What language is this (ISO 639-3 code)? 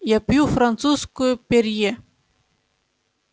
rus